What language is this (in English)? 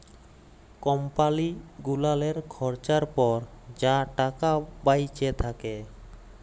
Bangla